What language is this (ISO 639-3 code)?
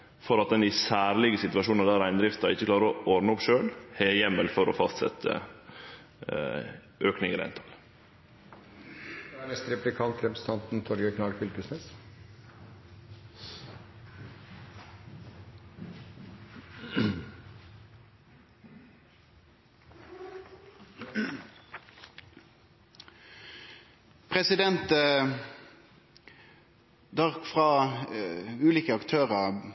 nno